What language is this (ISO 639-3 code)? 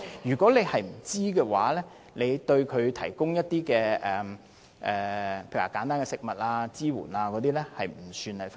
yue